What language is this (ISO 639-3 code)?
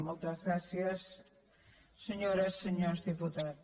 cat